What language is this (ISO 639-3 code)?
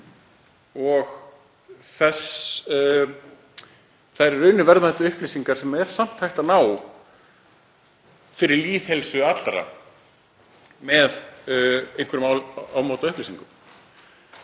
isl